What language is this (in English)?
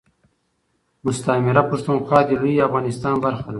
Pashto